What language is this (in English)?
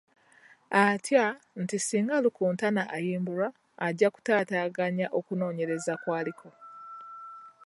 Ganda